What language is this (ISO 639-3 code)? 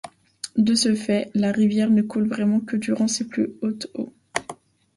fra